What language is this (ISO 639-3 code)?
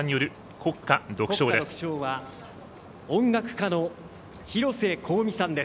jpn